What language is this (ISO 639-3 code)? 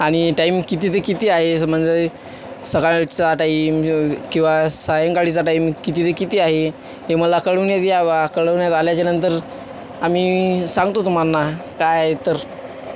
mar